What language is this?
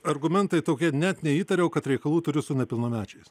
Lithuanian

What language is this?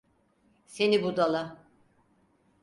Turkish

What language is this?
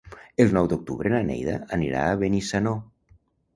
Catalan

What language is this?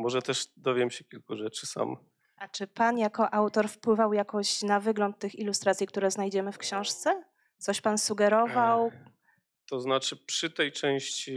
Polish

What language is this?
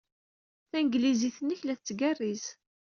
Kabyle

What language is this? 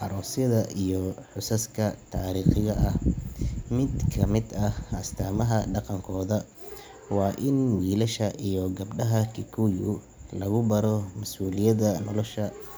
Somali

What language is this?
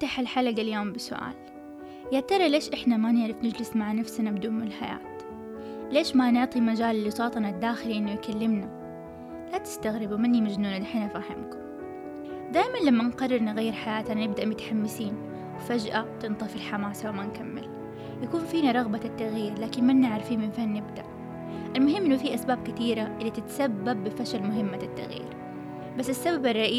Arabic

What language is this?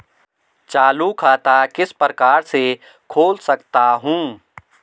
Hindi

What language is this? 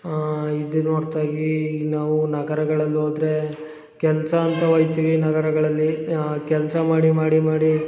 Kannada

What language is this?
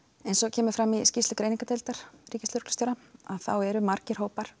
Icelandic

